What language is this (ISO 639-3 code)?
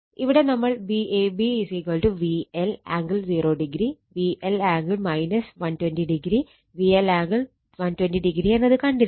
mal